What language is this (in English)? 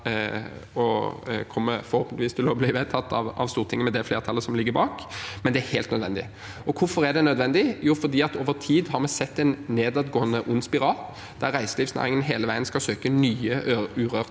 Norwegian